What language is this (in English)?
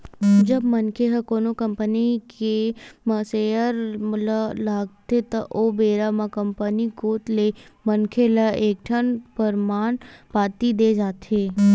Chhattisgarhi